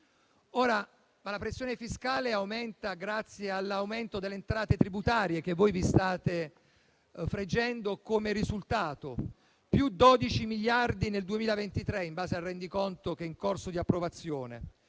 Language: Italian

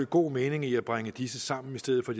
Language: Danish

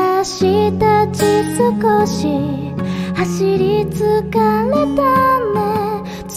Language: Japanese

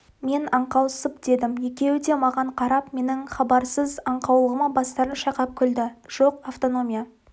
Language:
Kazakh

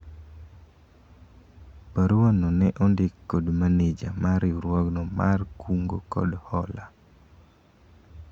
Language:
Luo (Kenya and Tanzania)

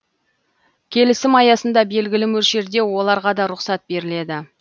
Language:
Kazakh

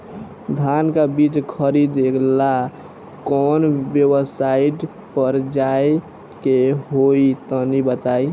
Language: Bhojpuri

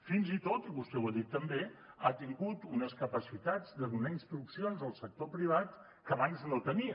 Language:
Catalan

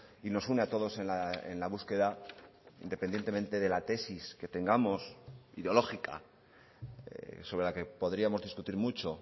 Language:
Spanish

